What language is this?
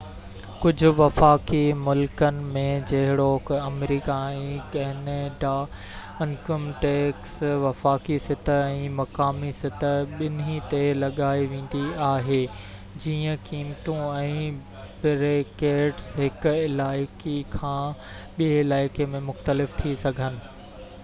Sindhi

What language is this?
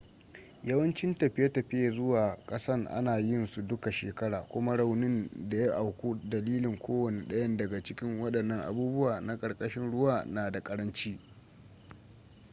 Hausa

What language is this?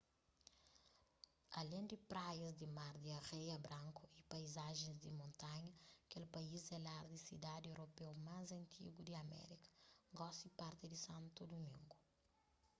Kabuverdianu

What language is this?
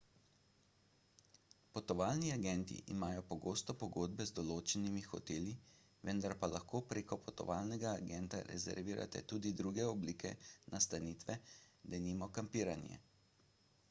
Slovenian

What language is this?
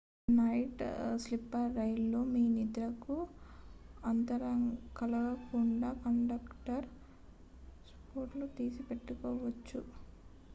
Telugu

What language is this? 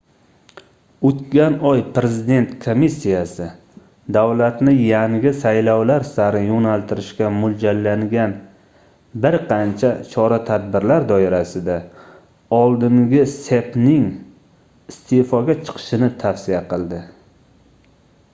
Uzbek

